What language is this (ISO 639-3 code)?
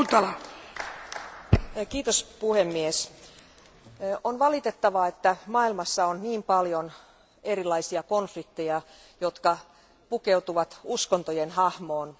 fin